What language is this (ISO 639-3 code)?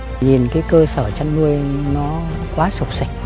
vie